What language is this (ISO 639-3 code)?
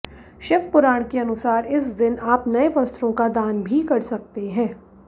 hin